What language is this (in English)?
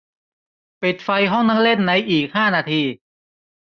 Thai